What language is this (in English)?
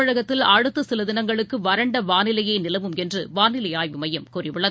Tamil